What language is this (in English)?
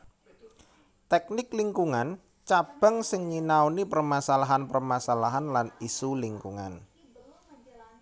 Javanese